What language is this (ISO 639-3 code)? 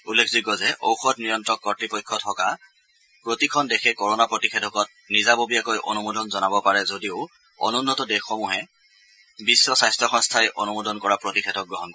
asm